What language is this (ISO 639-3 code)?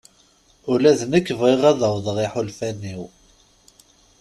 kab